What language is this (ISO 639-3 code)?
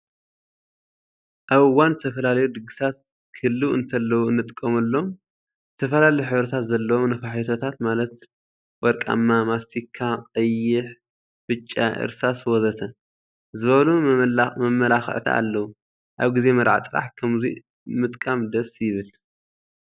tir